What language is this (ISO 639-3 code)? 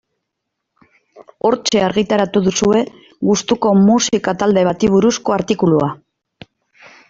eus